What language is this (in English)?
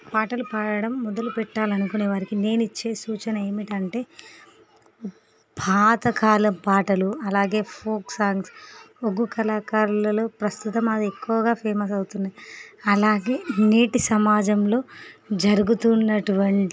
Telugu